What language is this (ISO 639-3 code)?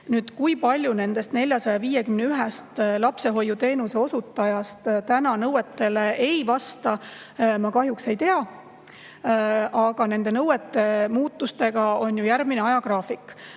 est